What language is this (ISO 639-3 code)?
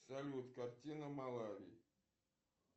rus